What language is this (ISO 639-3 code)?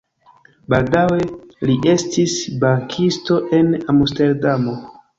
epo